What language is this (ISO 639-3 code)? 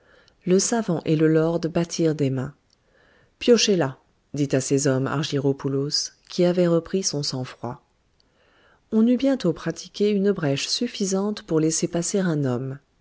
fra